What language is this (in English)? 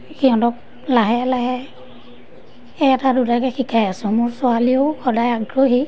Assamese